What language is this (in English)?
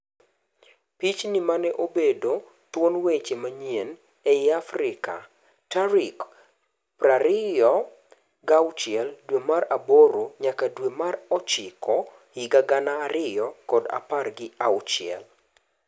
Luo (Kenya and Tanzania)